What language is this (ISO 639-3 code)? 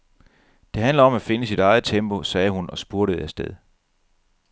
dan